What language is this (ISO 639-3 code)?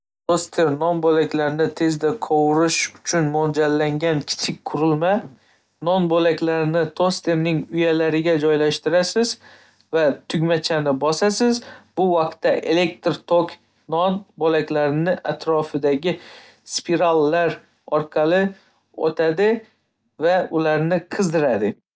uzb